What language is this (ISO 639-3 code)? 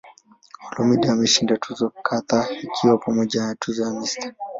swa